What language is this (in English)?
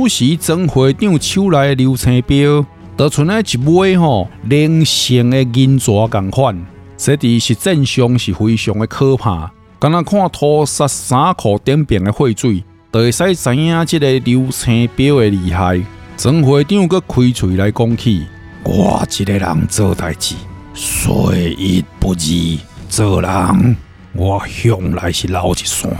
Chinese